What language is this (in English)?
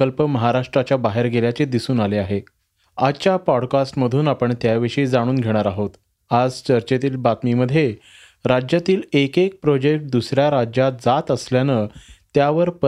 Marathi